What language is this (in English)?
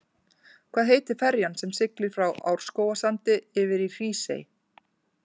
Icelandic